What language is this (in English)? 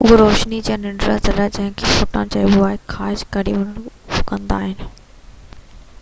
Sindhi